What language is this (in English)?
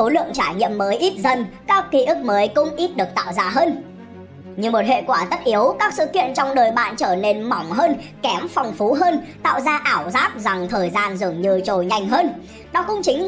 Vietnamese